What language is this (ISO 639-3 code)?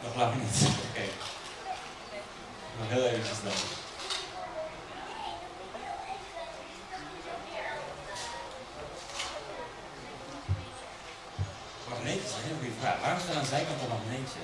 nld